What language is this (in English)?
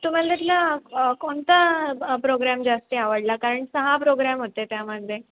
Marathi